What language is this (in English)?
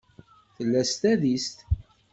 Kabyle